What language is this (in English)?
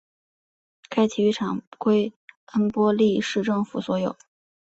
Chinese